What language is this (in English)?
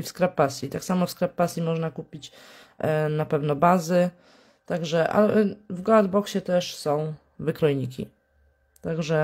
Polish